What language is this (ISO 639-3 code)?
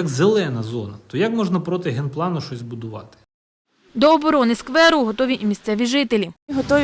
ukr